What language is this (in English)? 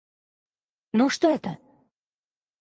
Russian